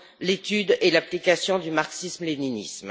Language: French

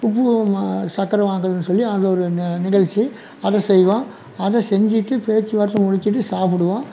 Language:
Tamil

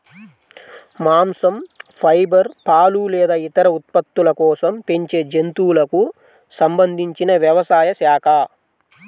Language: Telugu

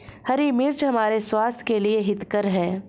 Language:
Hindi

